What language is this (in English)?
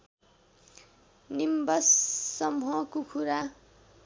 Nepali